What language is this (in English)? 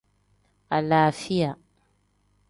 Tem